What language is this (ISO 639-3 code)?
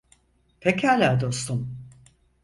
tur